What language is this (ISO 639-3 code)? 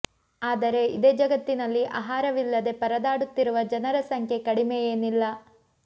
kan